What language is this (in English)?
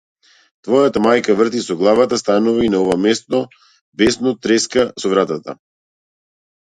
Macedonian